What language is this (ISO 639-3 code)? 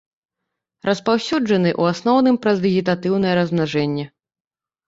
bel